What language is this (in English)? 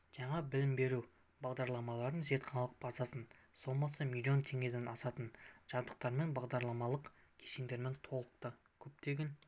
Kazakh